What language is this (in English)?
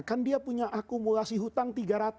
Indonesian